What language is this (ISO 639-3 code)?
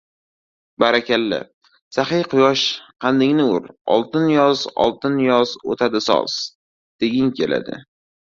uzb